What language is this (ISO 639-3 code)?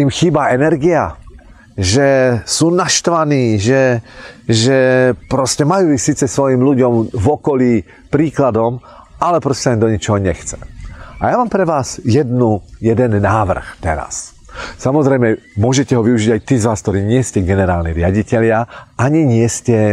ces